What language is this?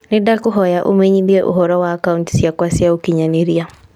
Kikuyu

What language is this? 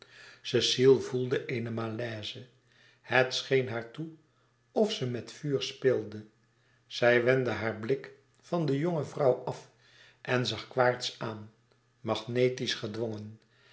Dutch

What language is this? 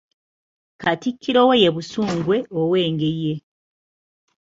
Ganda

